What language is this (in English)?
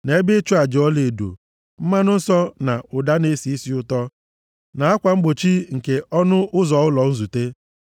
Igbo